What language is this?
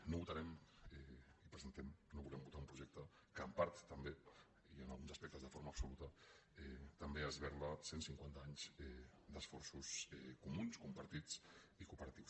Catalan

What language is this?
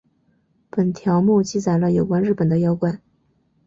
Chinese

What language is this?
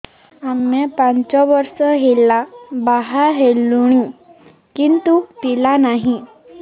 Odia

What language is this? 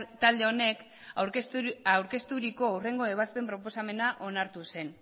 Basque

